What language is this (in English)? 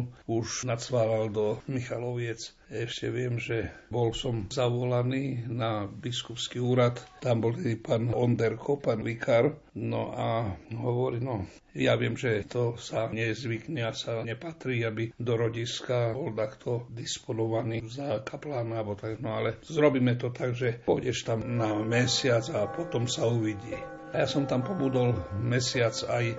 Slovak